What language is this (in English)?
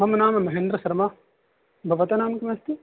Sanskrit